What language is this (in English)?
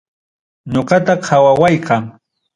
Ayacucho Quechua